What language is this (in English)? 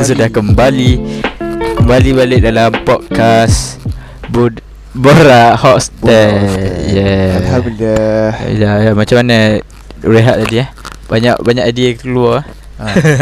Malay